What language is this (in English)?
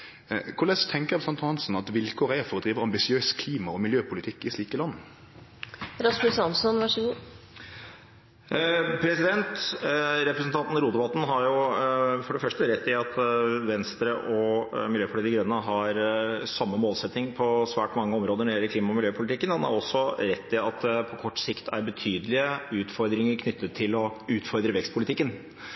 Norwegian